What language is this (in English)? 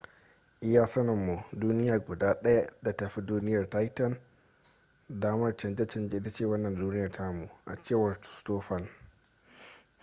Hausa